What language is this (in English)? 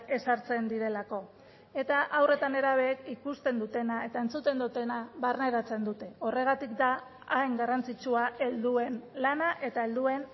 Basque